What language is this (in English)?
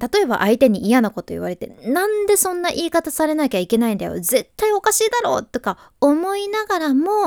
Japanese